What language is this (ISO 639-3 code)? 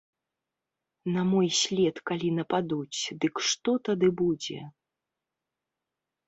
bel